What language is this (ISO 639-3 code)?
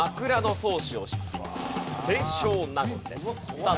jpn